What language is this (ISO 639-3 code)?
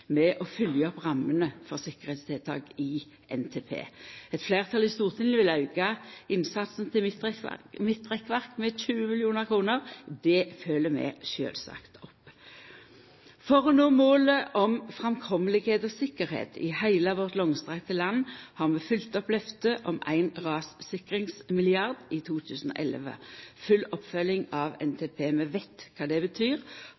nno